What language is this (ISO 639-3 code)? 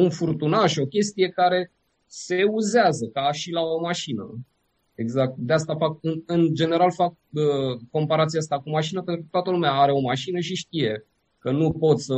ron